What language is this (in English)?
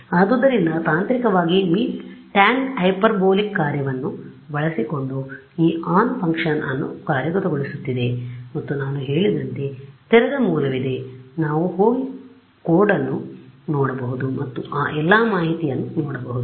Kannada